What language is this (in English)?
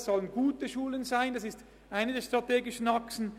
Swiss German